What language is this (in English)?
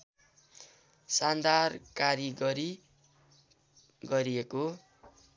Nepali